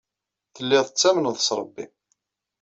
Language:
Kabyle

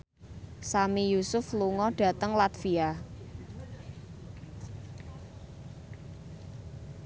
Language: Javanese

